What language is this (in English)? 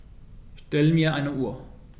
German